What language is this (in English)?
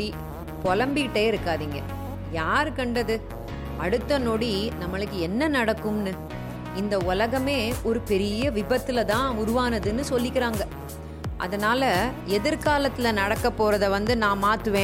Tamil